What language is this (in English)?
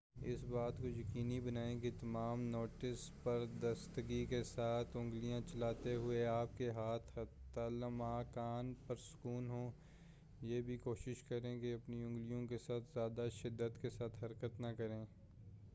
Urdu